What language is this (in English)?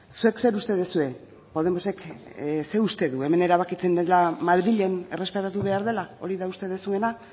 Basque